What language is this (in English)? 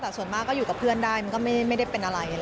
Thai